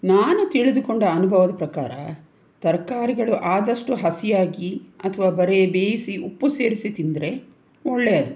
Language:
Kannada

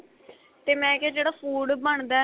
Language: Punjabi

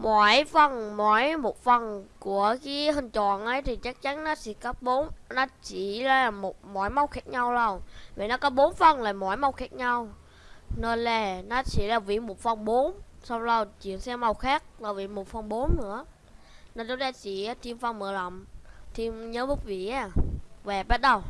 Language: Vietnamese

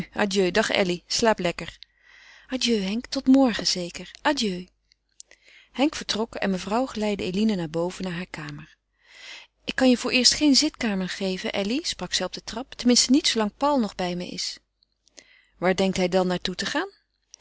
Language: Dutch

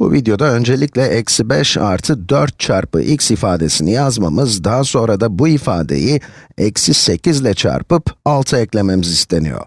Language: Turkish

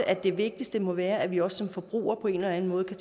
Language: Danish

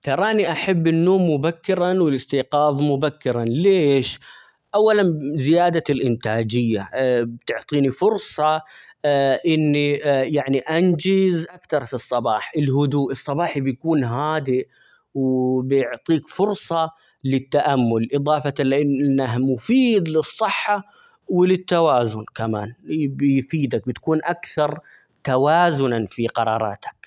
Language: Omani Arabic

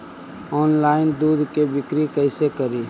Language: Magahi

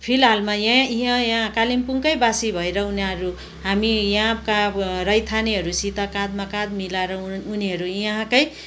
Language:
Nepali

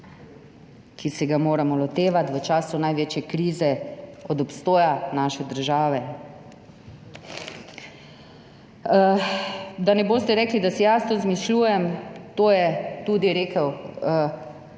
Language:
Slovenian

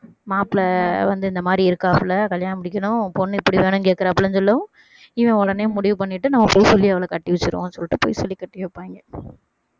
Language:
Tamil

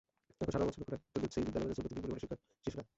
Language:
Bangla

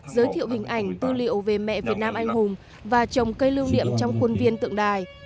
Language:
Vietnamese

